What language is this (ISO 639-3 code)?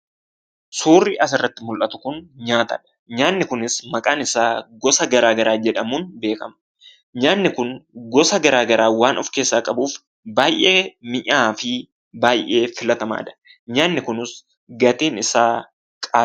orm